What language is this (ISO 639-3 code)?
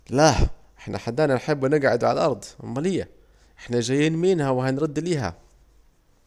aec